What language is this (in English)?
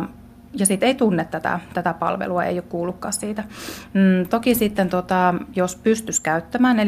Finnish